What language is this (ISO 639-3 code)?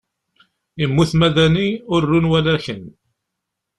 kab